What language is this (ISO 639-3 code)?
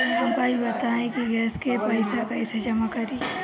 bho